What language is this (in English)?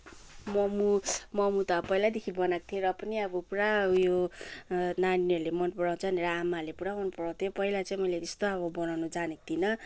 Nepali